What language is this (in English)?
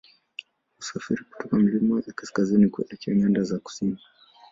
Swahili